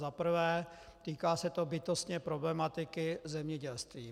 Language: Czech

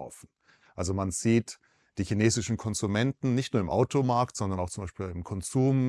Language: German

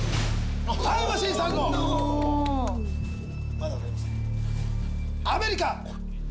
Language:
Japanese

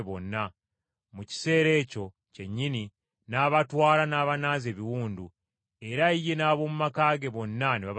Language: Ganda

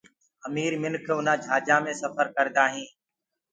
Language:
Gurgula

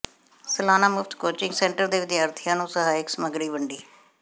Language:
Punjabi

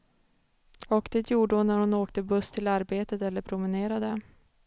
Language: Swedish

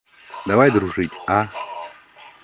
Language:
Russian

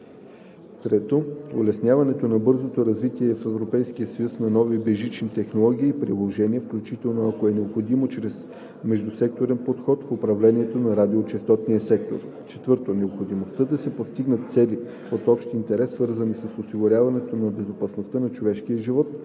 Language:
Bulgarian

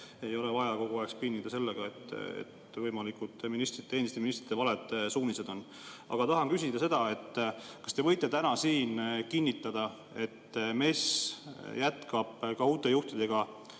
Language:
Estonian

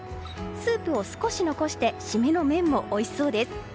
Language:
Japanese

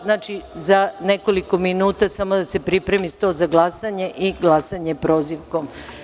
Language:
Serbian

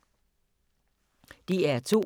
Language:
Danish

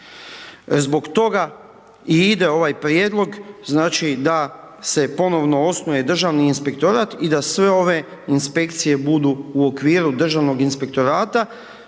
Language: Croatian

